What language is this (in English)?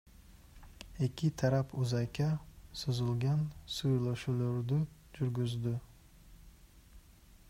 Kyrgyz